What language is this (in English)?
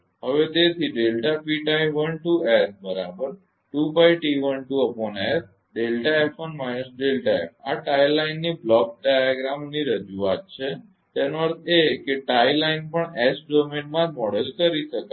Gujarati